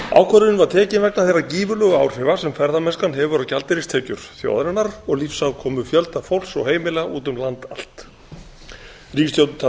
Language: Icelandic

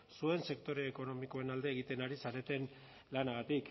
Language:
Basque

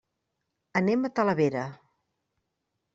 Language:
Catalan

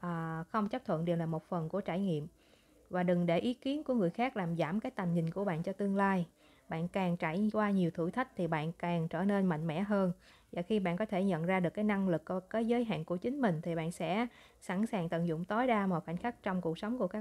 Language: Vietnamese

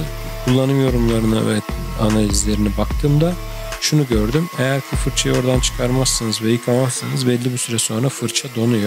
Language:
Turkish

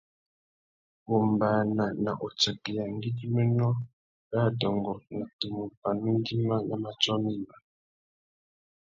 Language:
Tuki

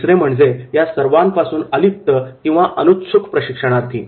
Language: Marathi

